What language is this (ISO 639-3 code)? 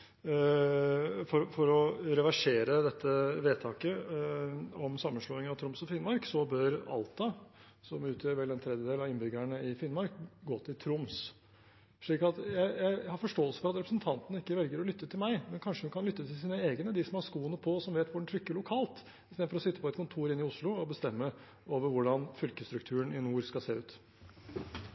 nob